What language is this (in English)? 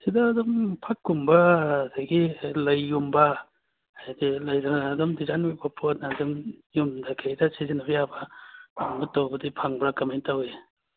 Manipuri